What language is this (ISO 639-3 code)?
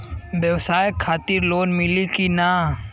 bho